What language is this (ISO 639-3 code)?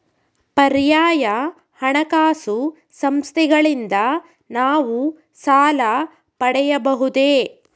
kan